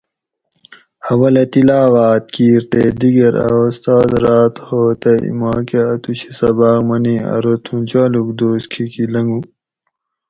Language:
Gawri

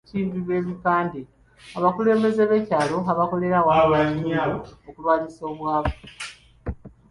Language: Ganda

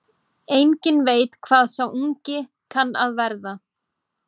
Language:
Icelandic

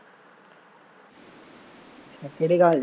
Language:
Punjabi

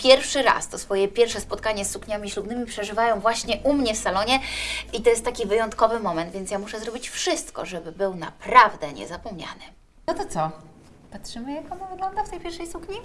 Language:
Polish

